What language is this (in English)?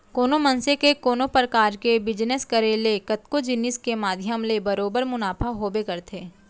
Chhattisgarhi